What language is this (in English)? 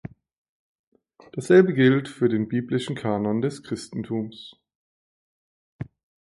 German